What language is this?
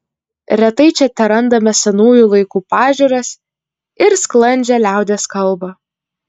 Lithuanian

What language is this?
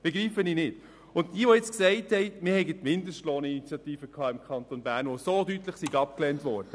Swiss German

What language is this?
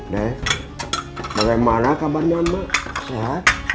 Indonesian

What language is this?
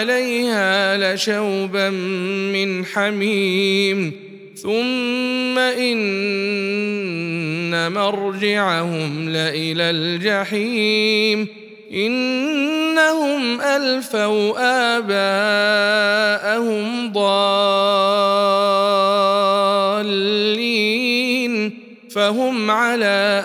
Arabic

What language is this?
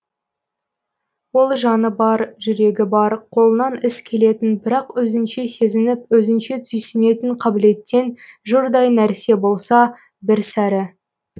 Kazakh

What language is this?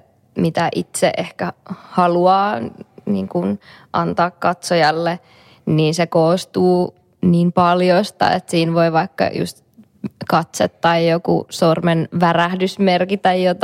Finnish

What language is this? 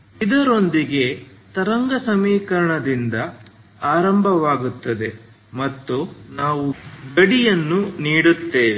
Kannada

